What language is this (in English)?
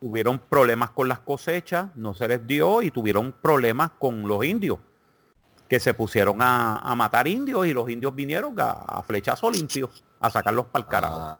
Spanish